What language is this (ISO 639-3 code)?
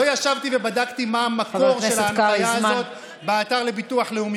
heb